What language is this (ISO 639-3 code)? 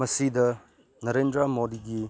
mni